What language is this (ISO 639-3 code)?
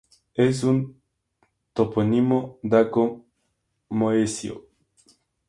spa